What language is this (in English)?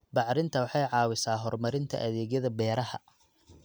Somali